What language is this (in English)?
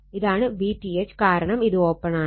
Malayalam